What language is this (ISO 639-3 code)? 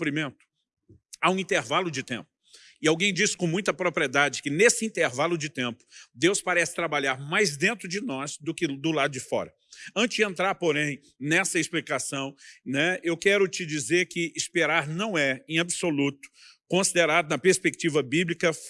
por